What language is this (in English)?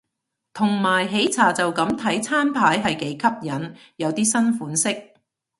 Cantonese